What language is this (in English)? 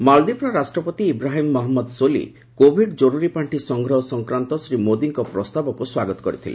Odia